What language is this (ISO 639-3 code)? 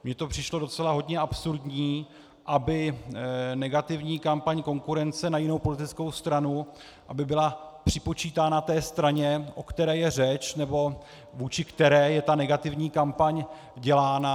ces